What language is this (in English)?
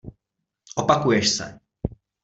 Czech